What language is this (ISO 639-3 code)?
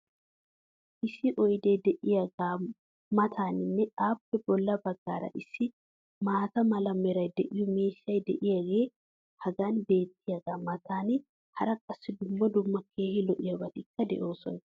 wal